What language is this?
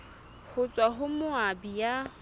Southern Sotho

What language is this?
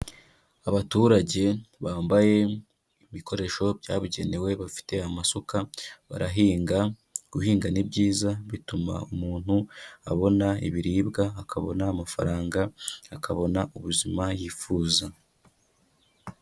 Kinyarwanda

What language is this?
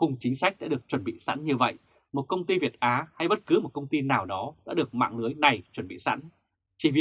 Vietnamese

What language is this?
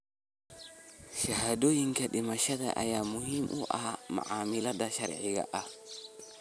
Somali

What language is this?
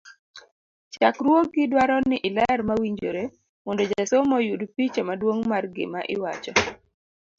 Luo (Kenya and Tanzania)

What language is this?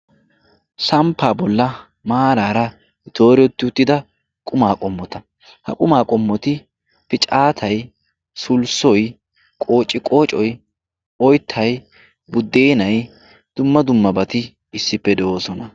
Wolaytta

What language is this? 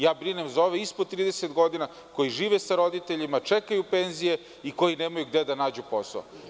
Serbian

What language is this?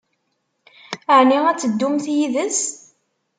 Kabyle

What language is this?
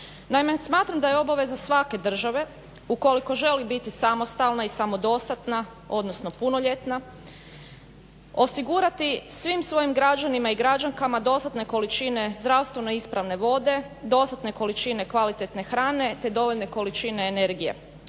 Croatian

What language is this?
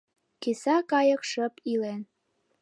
Mari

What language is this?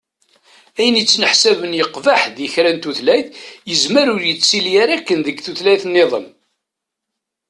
Kabyle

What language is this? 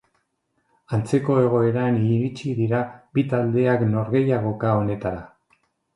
Basque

